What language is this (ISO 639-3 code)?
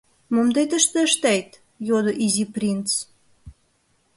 chm